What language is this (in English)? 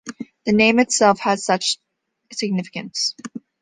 English